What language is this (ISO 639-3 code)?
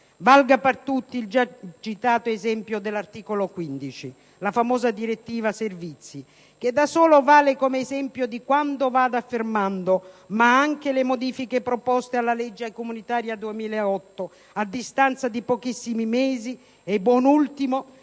ita